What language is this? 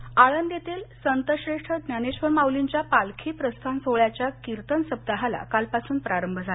Marathi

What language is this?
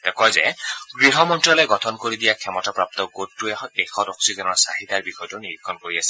Assamese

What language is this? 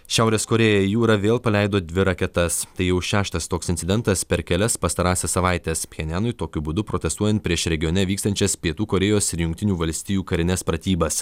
Lithuanian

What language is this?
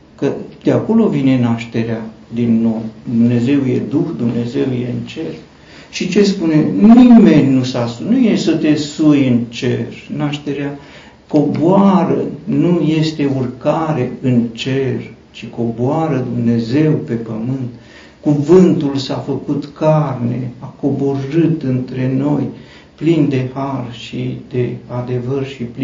Romanian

